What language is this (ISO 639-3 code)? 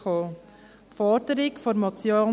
gsw